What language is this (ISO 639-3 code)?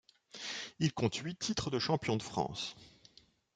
fra